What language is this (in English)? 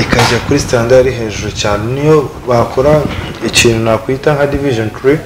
Romanian